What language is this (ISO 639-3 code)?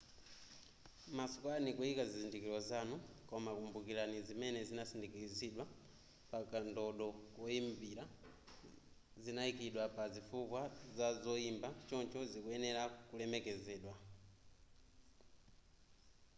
nya